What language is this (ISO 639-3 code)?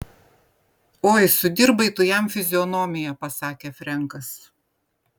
lit